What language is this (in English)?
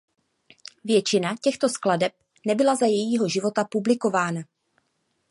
Czech